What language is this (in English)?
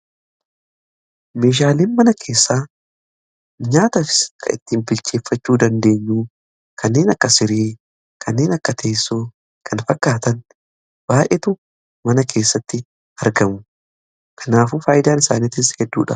Oromo